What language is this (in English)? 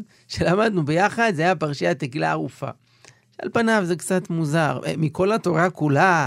Hebrew